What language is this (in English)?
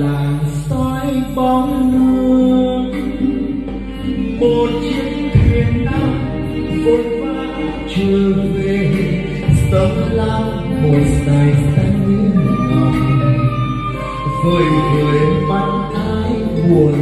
Vietnamese